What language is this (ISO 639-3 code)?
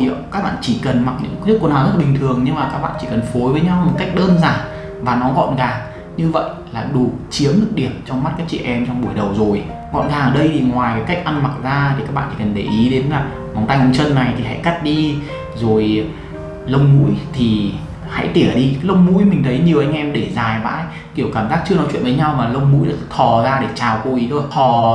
vie